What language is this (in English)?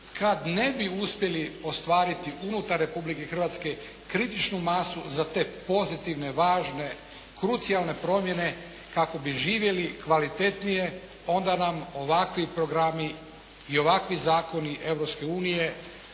Croatian